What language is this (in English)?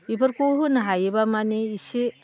Bodo